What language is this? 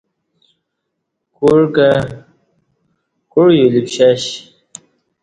Kati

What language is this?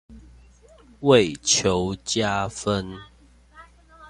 Chinese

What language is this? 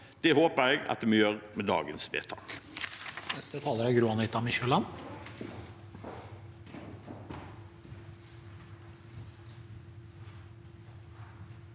Norwegian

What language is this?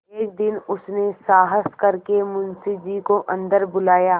Hindi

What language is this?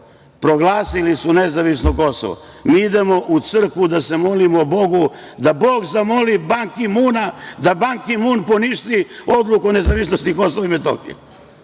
Serbian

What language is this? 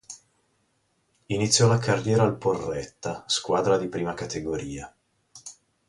Italian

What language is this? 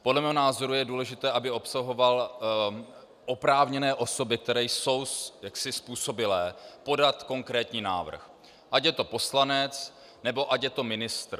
Czech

